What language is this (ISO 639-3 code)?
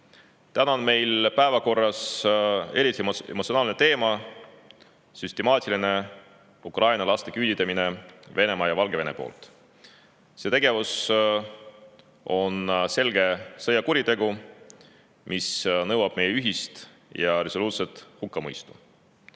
est